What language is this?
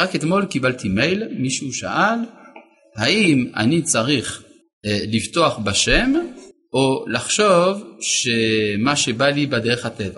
Hebrew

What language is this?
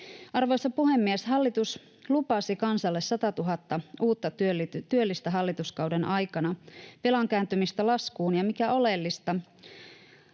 Finnish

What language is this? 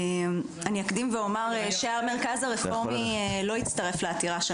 Hebrew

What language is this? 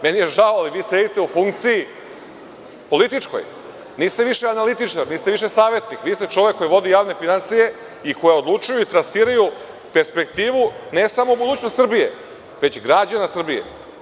Serbian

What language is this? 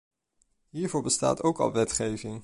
Dutch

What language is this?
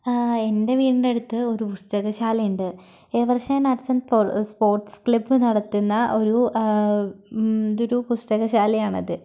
Malayalam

